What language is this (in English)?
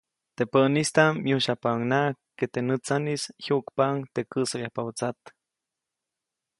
Copainalá Zoque